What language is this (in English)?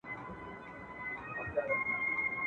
Pashto